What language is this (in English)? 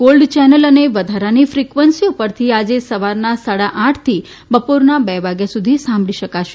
Gujarati